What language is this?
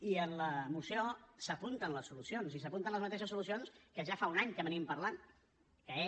Catalan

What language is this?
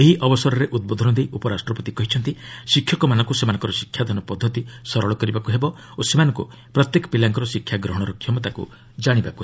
Odia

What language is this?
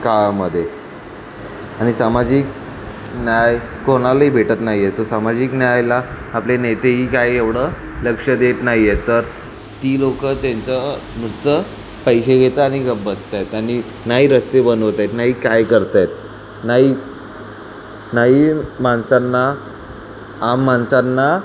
Marathi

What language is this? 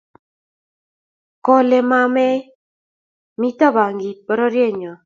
Kalenjin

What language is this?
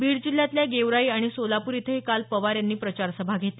Marathi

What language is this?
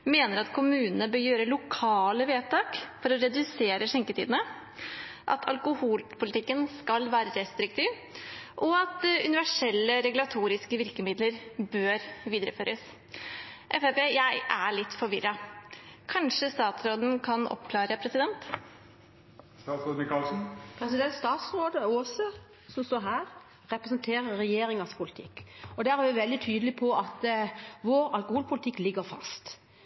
Norwegian Bokmål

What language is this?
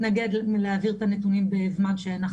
Hebrew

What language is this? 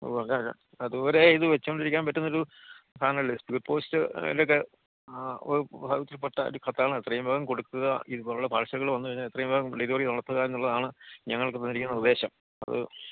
Malayalam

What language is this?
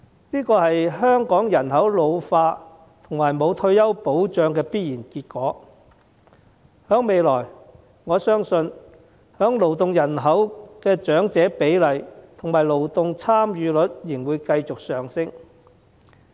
Cantonese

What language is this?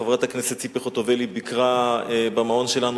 Hebrew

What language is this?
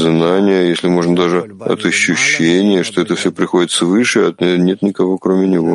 Russian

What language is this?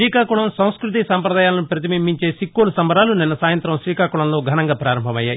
Telugu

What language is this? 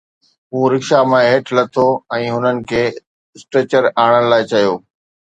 Sindhi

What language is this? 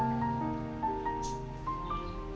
Indonesian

